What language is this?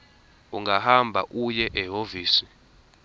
Zulu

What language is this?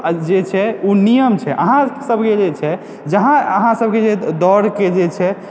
Maithili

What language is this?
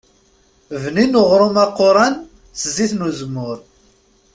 Kabyle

